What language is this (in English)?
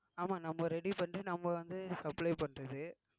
Tamil